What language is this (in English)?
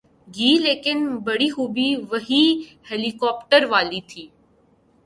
Urdu